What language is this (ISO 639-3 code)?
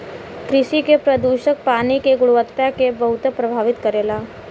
bho